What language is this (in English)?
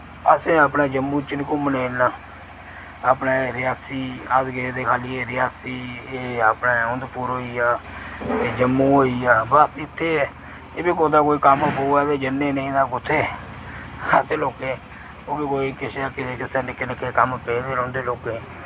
Dogri